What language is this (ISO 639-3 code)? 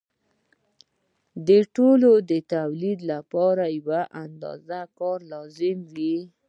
pus